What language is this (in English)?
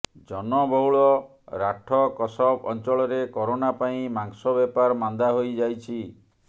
Odia